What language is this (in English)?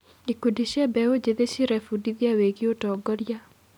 Kikuyu